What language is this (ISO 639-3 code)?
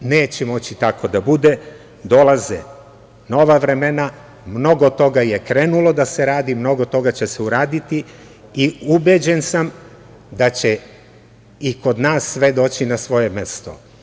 srp